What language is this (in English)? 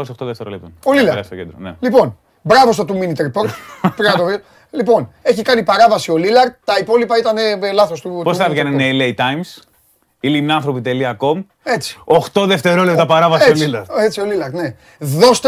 Greek